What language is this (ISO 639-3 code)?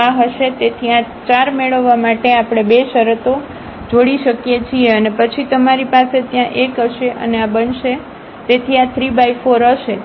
guj